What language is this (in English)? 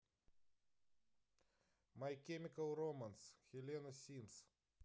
Russian